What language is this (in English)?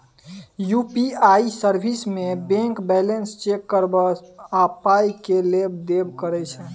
Maithili